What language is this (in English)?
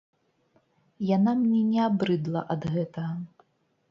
Belarusian